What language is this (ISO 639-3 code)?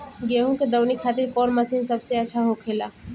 bho